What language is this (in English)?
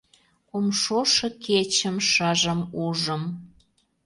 Mari